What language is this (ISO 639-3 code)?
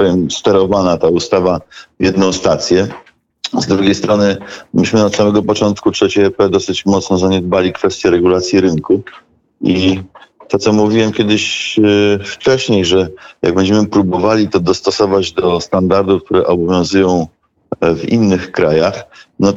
pol